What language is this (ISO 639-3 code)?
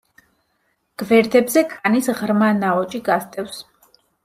kat